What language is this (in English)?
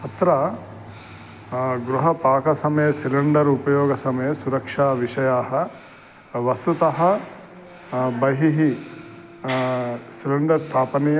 Sanskrit